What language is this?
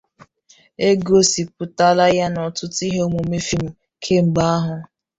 Igbo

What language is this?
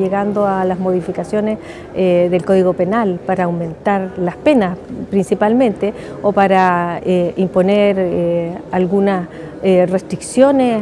Spanish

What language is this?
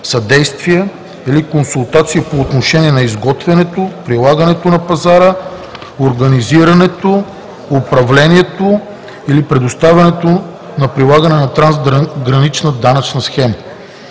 Bulgarian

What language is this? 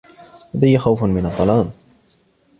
Arabic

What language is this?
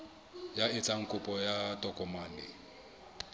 Southern Sotho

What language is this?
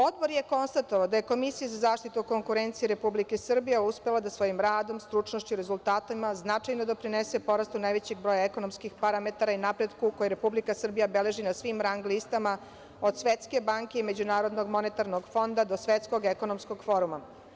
Serbian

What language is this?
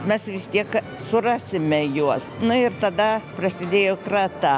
Lithuanian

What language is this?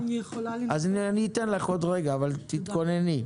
Hebrew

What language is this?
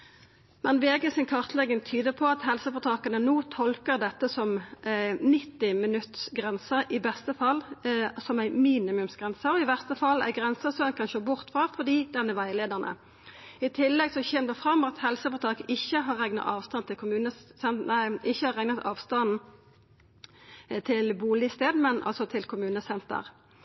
Norwegian Nynorsk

